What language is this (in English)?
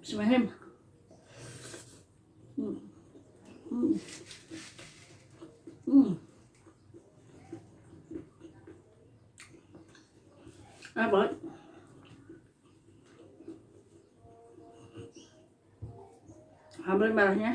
Indonesian